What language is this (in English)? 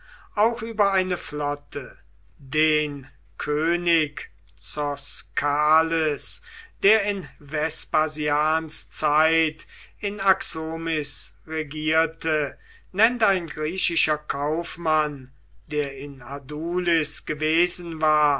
German